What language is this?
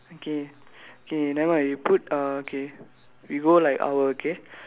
English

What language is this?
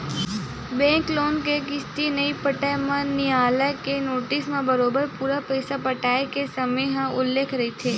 Chhattisgarhi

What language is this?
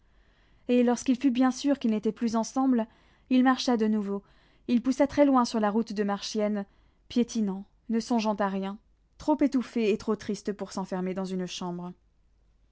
French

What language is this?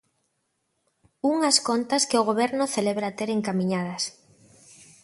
Galician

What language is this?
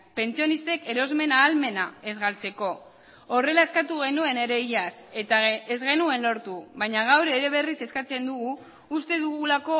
Basque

